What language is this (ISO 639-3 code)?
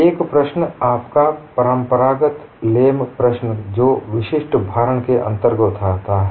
hin